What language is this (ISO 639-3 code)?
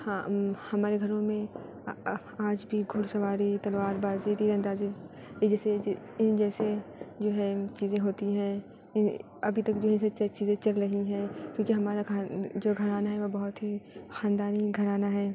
urd